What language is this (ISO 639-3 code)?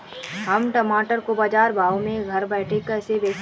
hin